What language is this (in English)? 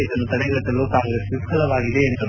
Kannada